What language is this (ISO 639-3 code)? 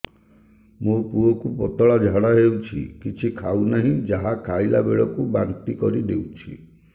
ori